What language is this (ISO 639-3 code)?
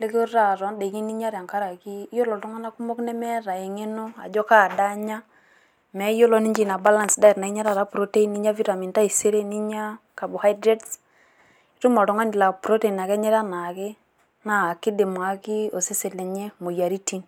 mas